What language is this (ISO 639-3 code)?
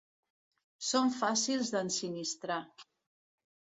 cat